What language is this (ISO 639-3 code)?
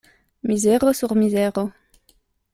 epo